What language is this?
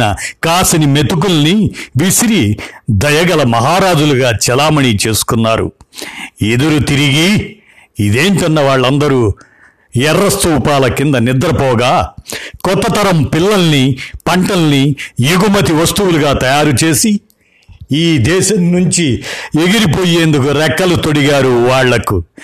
Telugu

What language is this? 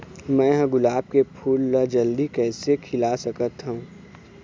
Chhattisgarhi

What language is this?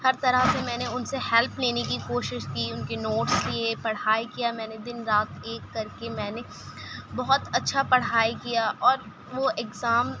Urdu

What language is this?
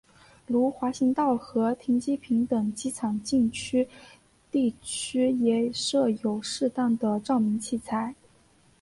Chinese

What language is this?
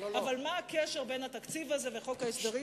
Hebrew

